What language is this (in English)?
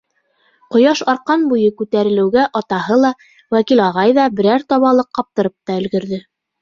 Bashkir